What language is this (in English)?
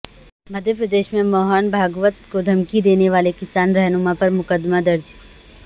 Urdu